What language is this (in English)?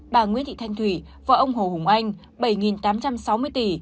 Vietnamese